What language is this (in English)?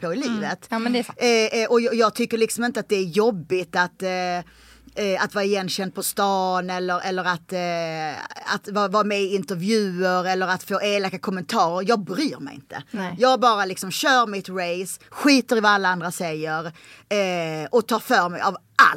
Swedish